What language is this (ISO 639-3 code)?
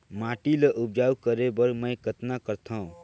hne